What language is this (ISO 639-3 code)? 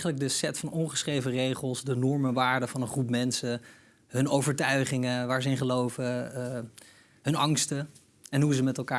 nld